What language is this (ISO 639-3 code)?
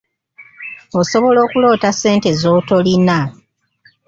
lug